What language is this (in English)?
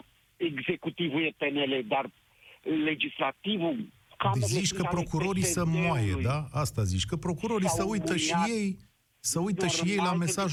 Romanian